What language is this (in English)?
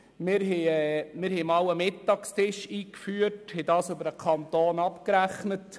Swiss German